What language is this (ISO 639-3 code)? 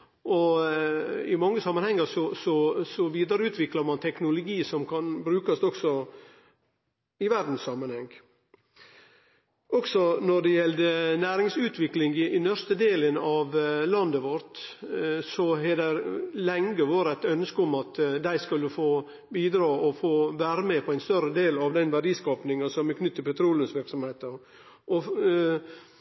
nno